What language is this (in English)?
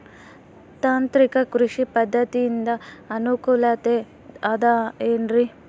Kannada